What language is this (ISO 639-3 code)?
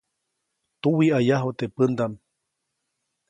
zoc